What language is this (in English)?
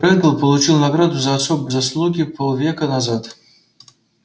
Russian